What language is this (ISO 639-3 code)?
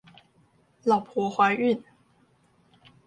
zho